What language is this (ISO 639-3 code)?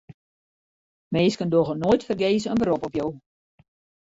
fry